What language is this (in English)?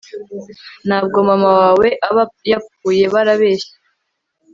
Kinyarwanda